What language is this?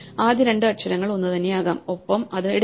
Malayalam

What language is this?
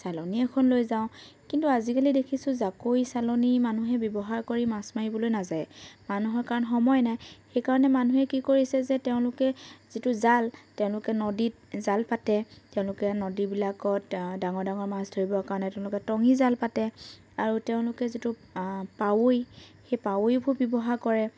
Assamese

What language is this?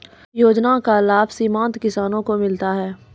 Maithili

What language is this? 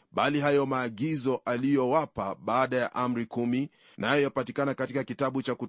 Swahili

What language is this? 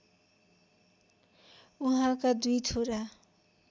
Nepali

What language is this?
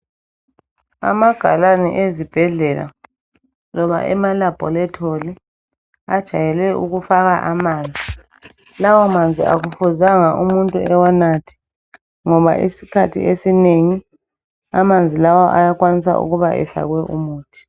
North Ndebele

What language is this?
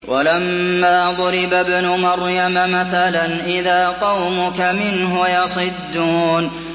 Arabic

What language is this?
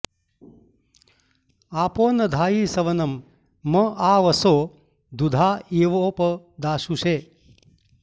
Sanskrit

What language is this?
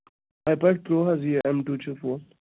Kashmiri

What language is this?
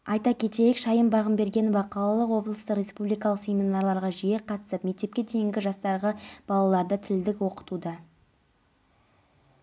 Kazakh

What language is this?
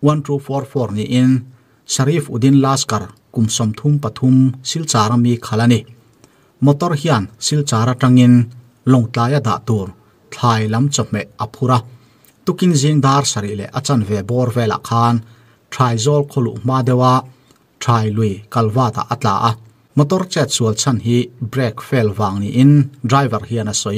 Thai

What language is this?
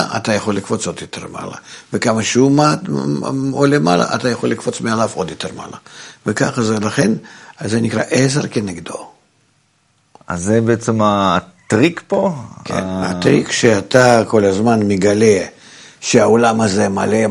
Hebrew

